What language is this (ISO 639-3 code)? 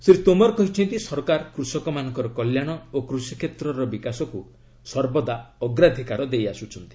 ori